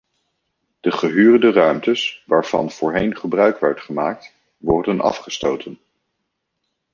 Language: Dutch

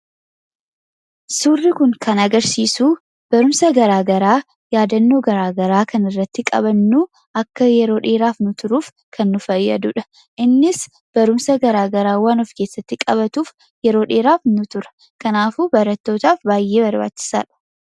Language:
Oromo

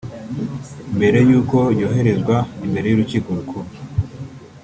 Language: Kinyarwanda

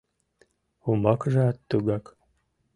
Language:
Mari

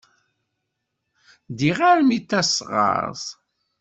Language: Kabyle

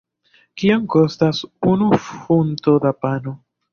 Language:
Esperanto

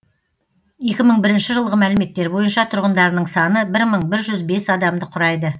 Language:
Kazakh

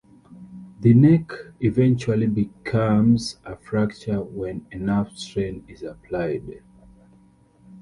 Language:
English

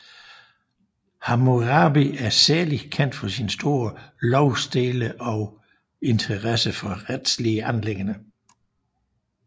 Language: Danish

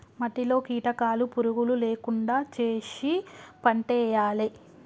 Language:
Telugu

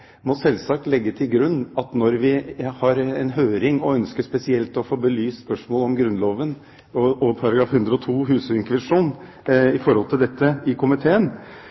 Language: Norwegian Bokmål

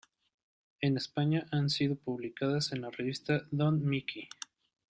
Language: Spanish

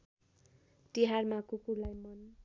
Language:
Nepali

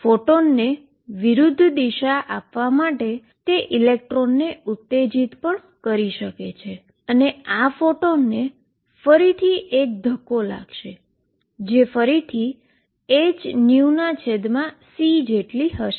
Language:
Gujarati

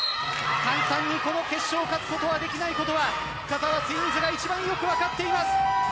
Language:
Japanese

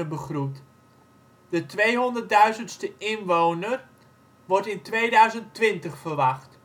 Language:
Dutch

